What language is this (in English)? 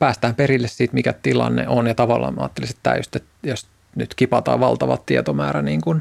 Finnish